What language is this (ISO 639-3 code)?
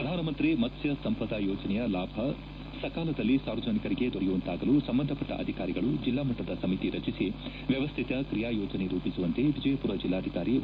kan